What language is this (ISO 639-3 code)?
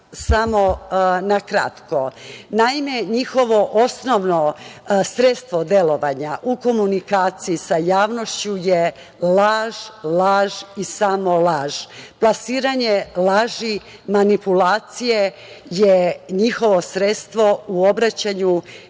srp